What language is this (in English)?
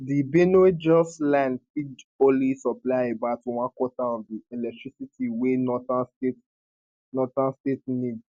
Nigerian Pidgin